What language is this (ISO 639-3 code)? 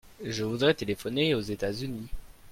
fra